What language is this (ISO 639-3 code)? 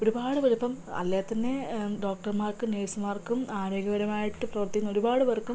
mal